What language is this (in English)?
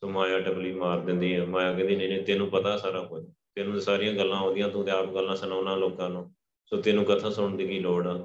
Punjabi